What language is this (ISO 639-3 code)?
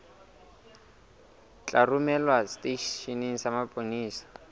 sot